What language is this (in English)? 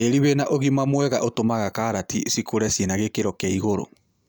Kikuyu